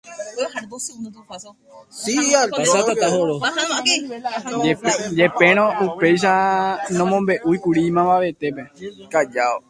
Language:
Guarani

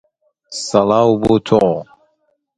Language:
Persian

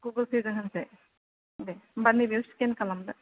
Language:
Bodo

